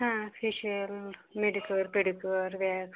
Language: Marathi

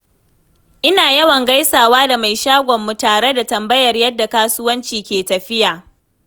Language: Hausa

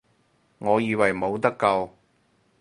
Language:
Cantonese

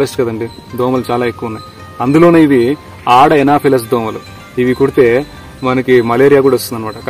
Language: Telugu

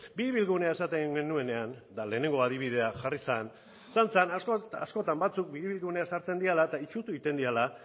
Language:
Basque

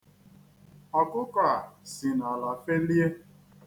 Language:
Igbo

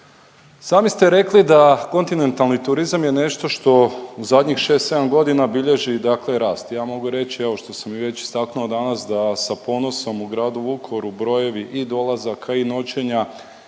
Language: Croatian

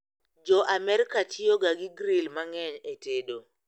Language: Luo (Kenya and Tanzania)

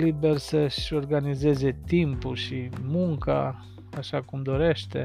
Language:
Romanian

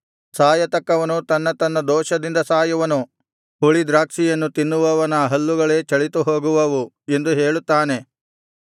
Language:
Kannada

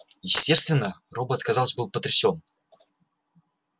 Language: Russian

